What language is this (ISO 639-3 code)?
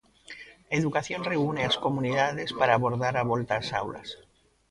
glg